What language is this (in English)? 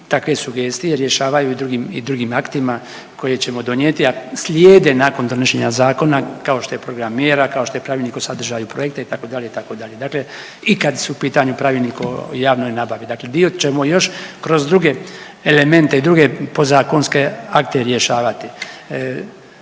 Croatian